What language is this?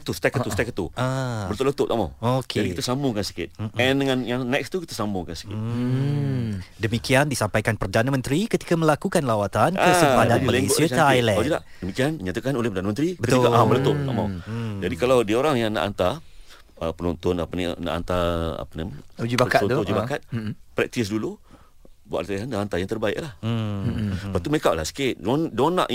Malay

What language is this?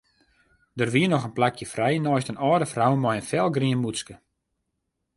Western Frisian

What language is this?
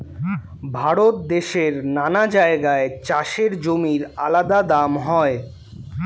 Bangla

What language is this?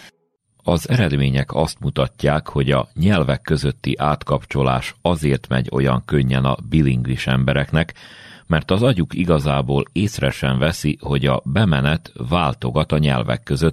Hungarian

